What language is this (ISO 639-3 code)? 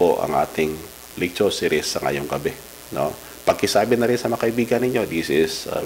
fil